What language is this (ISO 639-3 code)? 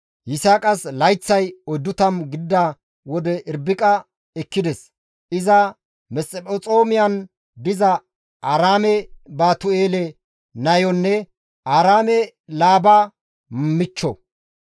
gmv